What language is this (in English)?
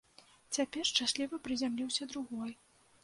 Belarusian